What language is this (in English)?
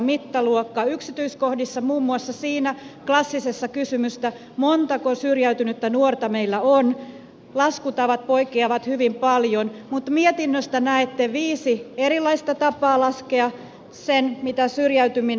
Finnish